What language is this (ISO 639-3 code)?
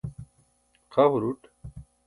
bsk